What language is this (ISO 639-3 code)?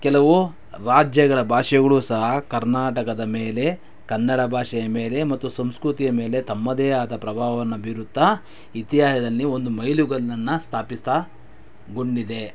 kan